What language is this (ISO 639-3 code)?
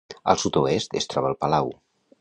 cat